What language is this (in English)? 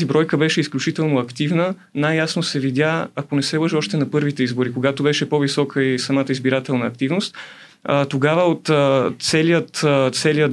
Bulgarian